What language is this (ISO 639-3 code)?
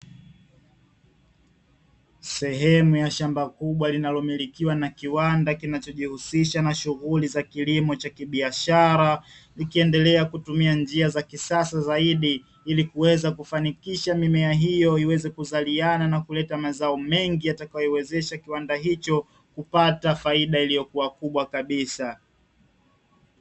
swa